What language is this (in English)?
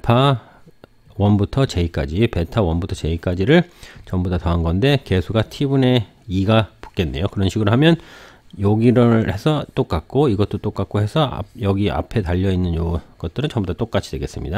Korean